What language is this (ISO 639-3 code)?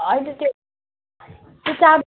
nep